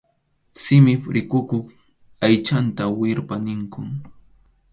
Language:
Arequipa-La Unión Quechua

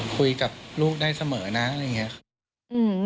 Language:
Thai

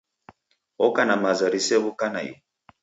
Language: Taita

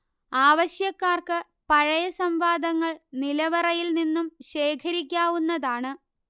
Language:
Malayalam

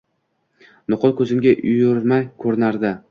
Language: Uzbek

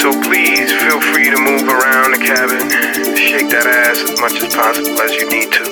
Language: English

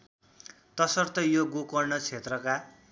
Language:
Nepali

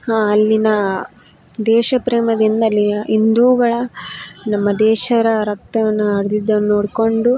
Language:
Kannada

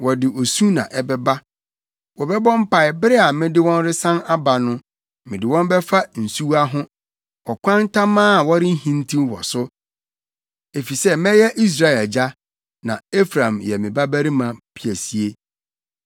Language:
Akan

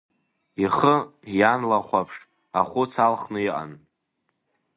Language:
Abkhazian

